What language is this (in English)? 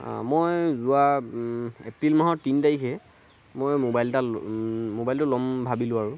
Assamese